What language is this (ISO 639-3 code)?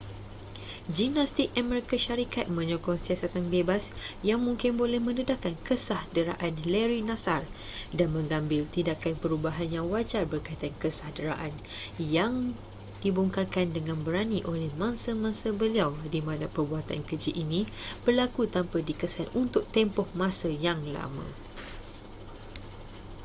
msa